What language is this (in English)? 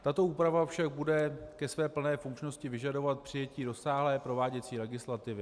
Czech